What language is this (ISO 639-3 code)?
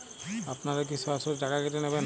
ben